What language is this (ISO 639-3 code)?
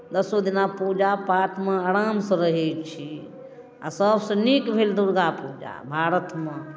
mai